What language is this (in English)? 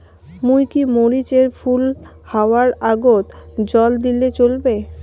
Bangla